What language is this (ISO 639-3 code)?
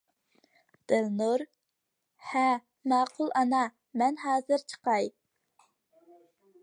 uig